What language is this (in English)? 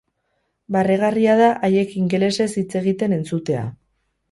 Basque